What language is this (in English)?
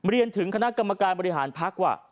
Thai